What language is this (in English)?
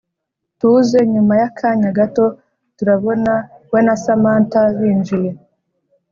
Kinyarwanda